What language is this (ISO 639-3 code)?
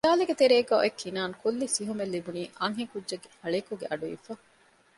div